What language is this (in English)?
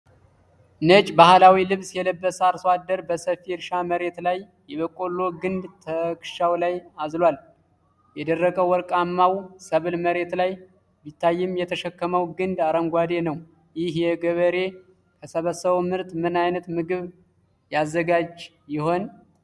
Amharic